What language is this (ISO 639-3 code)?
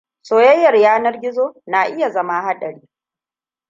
hau